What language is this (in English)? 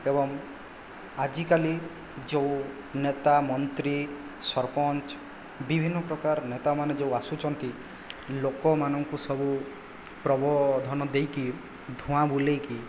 Odia